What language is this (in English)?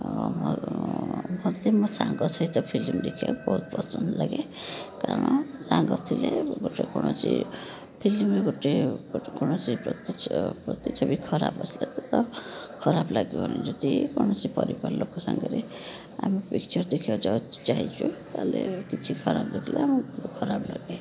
Odia